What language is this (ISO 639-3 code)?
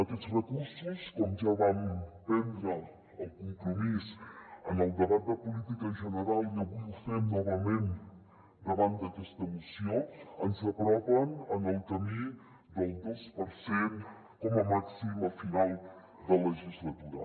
cat